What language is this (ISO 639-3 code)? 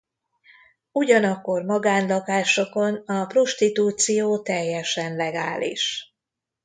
hun